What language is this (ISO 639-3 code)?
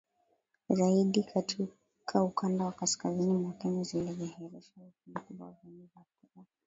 swa